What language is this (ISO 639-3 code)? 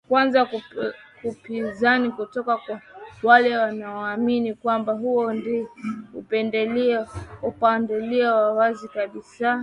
swa